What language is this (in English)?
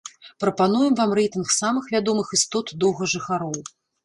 Belarusian